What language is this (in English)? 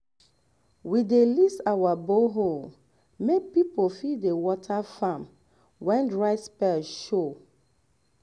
Nigerian Pidgin